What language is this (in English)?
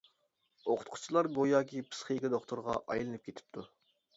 Uyghur